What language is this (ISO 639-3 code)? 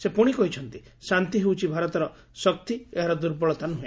ori